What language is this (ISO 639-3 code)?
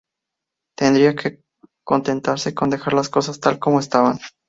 spa